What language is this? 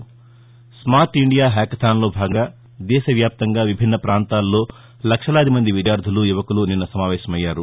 Telugu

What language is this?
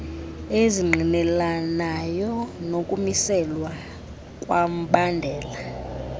Xhosa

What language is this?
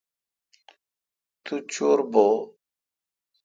Kalkoti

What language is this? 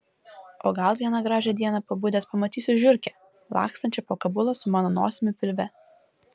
Lithuanian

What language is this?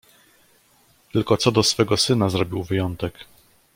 Polish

